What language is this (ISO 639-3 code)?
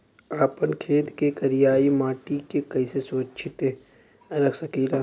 bho